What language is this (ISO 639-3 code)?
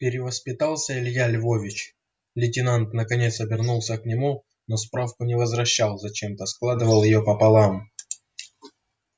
rus